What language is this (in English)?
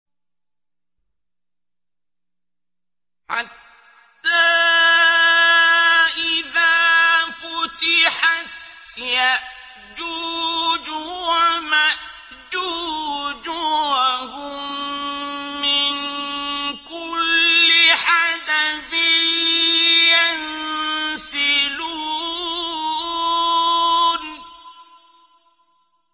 Arabic